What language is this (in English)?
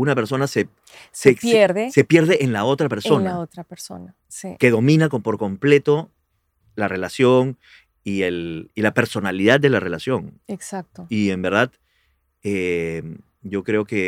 Spanish